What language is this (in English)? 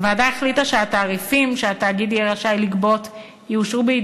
Hebrew